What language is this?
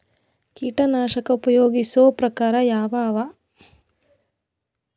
Kannada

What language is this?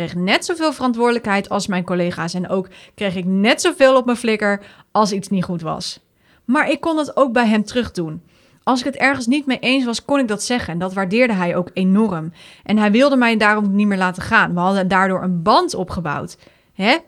Dutch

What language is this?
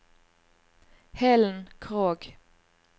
Norwegian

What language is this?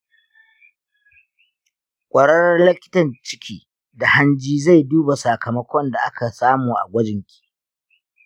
Hausa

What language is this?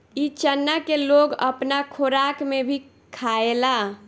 Bhojpuri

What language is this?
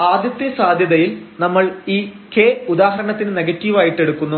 Malayalam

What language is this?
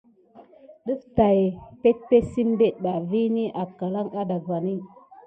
Gidar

